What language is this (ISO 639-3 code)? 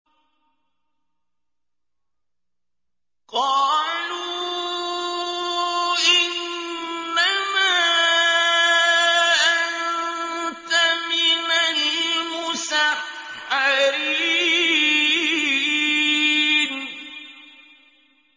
ara